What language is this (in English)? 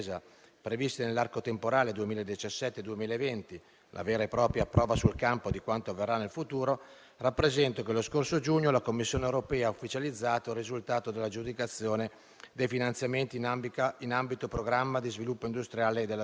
Italian